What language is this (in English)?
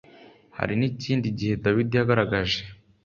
Kinyarwanda